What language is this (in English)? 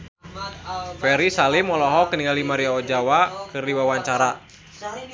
Sundanese